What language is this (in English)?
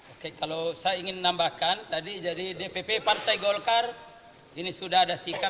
Indonesian